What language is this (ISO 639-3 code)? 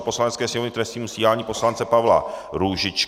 ces